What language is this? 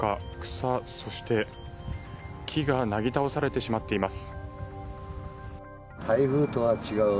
Japanese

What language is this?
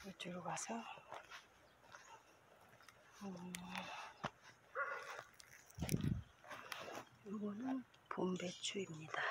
Korean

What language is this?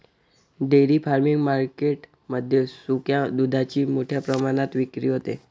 Marathi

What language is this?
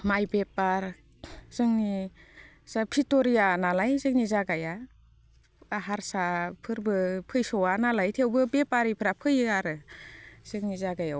Bodo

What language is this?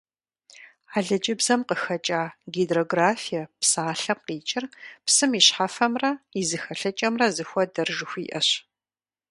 Kabardian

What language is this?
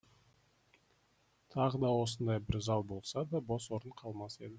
Kazakh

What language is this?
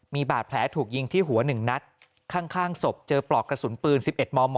Thai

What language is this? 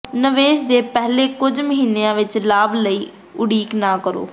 Punjabi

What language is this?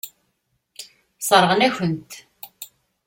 Kabyle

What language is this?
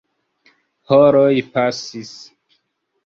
Esperanto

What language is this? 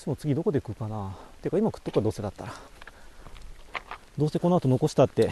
Japanese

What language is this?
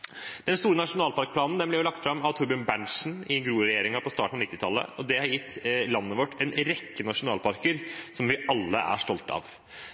Norwegian Bokmål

